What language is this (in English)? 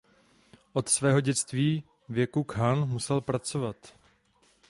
Czech